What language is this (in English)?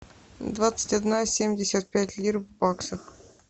Russian